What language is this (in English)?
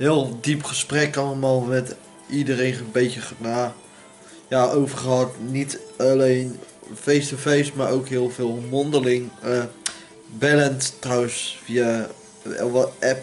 Dutch